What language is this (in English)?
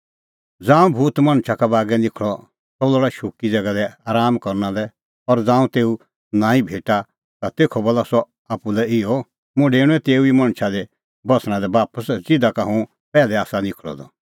Kullu Pahari